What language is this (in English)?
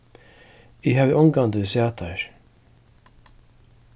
Faroese